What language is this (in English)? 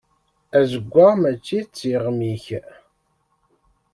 Kabyle